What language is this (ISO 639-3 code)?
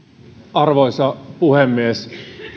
fin